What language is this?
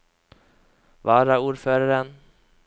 Norwegian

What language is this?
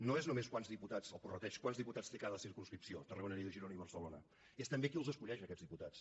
Catalan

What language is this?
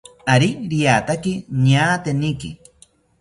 South Ucayali Ashéninka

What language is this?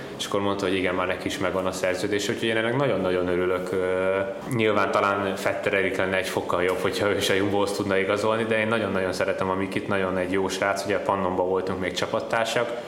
Hungarian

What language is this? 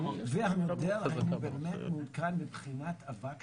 Hebrew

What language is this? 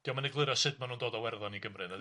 Welsh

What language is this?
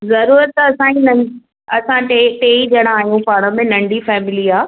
Sindhi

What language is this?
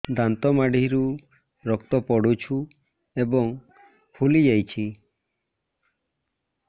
Odia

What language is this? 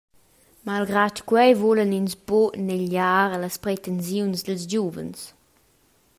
Romansh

